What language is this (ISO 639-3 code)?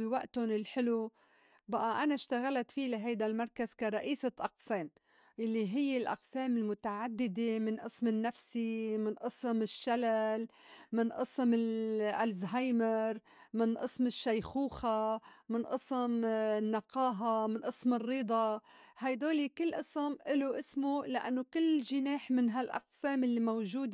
apc